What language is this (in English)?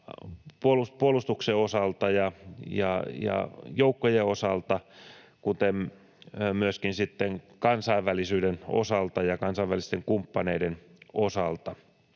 Finnish